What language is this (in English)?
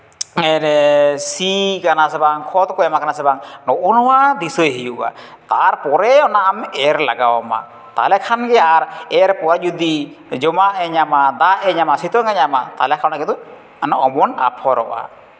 Santali